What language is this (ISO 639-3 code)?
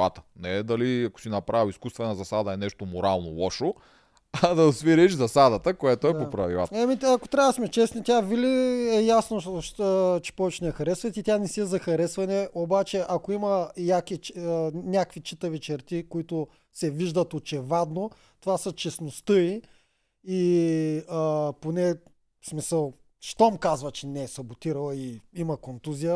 bul